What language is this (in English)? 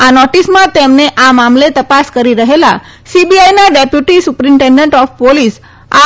Gujarati